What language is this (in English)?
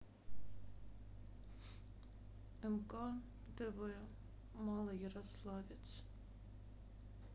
Russian